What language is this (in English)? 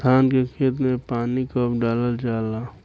Bhojpuri